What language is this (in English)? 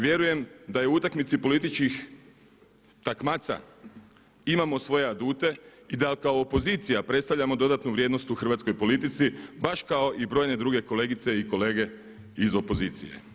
Croatian